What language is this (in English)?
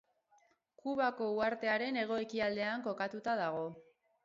Basque